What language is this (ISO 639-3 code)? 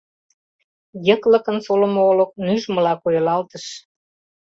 chm